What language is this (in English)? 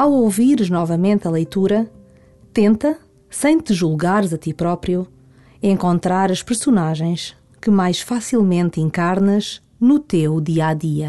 Portuguese